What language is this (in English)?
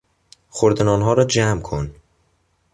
Persian